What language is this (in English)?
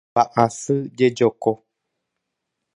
Guarani